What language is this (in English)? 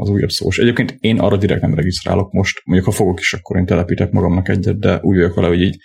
Hungarian